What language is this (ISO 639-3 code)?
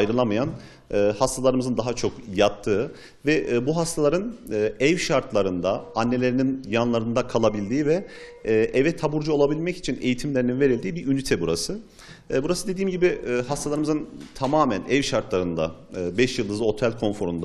tur